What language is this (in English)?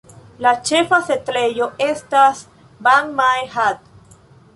Esperanto